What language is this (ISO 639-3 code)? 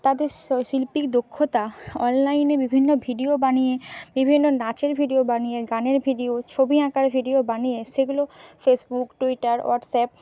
ben